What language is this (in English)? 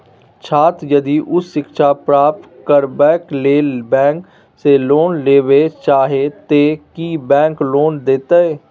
Maithili